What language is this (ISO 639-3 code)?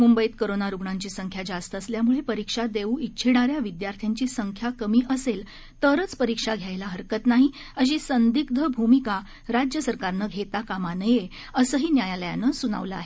mar